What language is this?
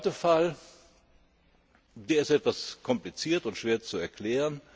German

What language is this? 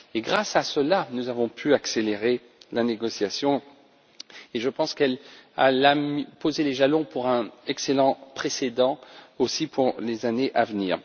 French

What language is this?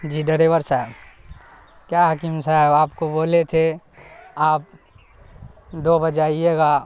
Urdu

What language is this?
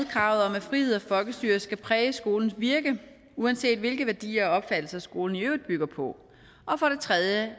Danish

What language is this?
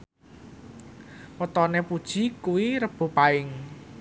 Javanese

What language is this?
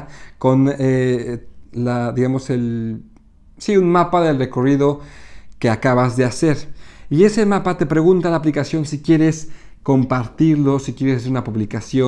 Spanish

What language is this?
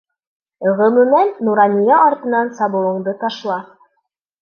Bashkir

